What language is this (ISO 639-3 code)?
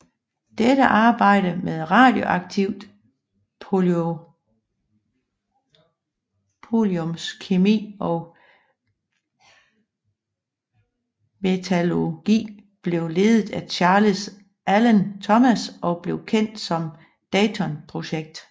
dan